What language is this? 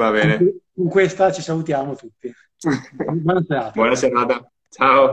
Italian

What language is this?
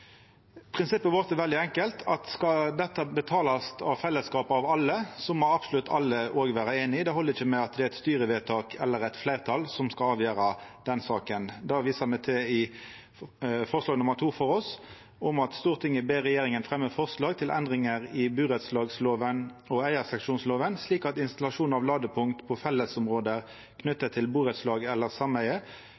Norwegian Nynorsk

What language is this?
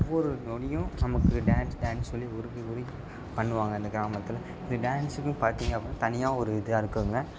Tamil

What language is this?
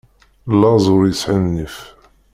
Kabyle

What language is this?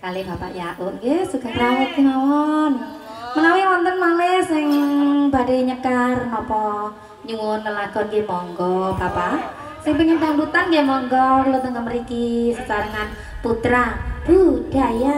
Indonesian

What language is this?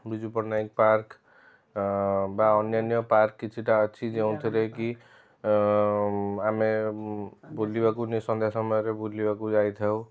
Odia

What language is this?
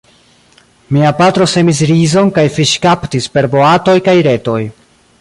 Esperanto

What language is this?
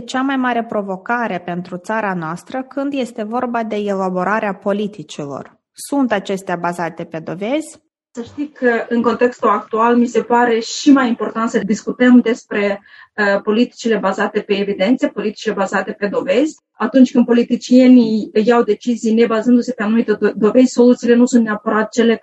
Romanian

